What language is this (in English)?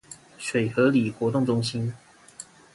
Chinese